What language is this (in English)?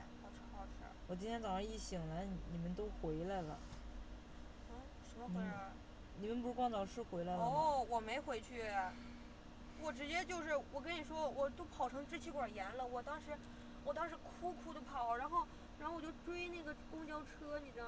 Chinese